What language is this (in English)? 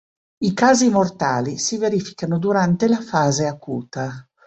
Italian